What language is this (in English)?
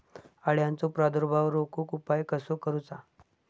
Marathi